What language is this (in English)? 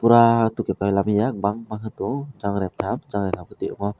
Kok Borok